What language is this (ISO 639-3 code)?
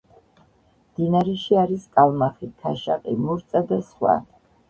kat